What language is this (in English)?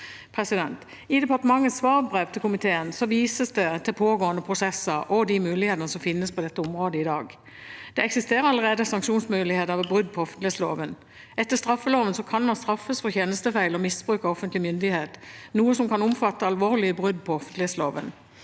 Norwegian